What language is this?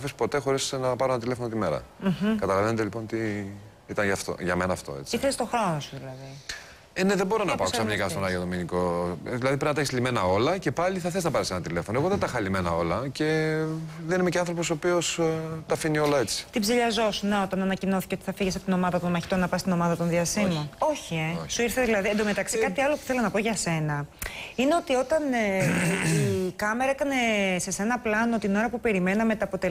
Greek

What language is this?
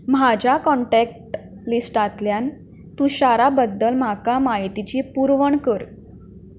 Konkani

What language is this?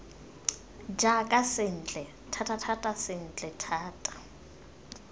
Tswana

